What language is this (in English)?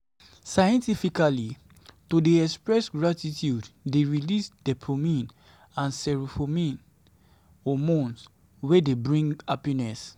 Nigerian Pidgin